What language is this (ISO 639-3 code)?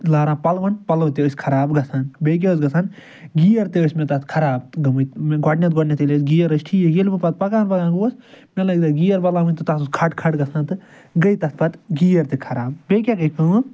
kas